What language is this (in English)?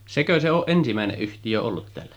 Finnish